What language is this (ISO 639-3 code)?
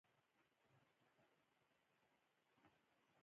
pus